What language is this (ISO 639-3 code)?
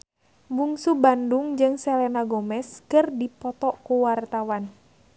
sun